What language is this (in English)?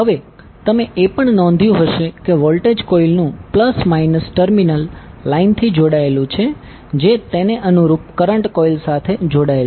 Gujarati